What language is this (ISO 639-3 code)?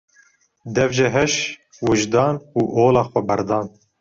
kur